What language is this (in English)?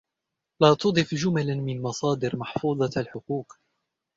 Arabic